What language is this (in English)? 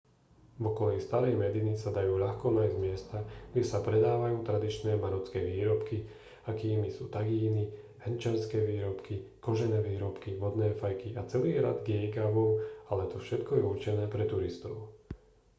Slovak